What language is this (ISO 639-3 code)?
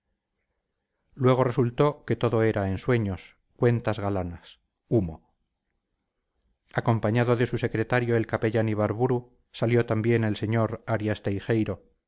spa